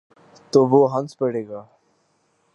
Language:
Urdu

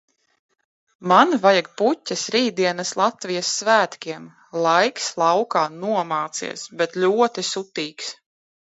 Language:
Latvian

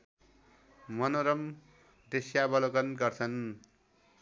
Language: Nepali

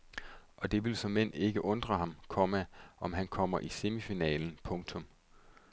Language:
Danish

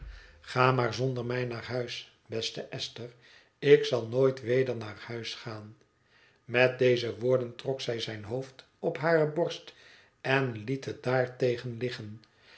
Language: Dutch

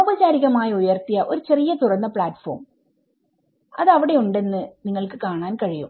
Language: Malayalam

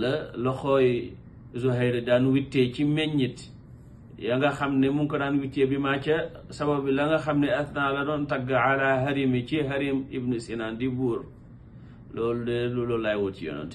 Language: Arabic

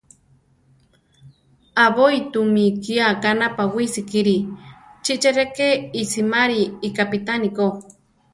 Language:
Central Tarahumara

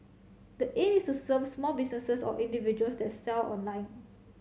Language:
English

